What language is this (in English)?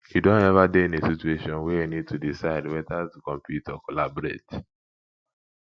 Nigerian Pidgin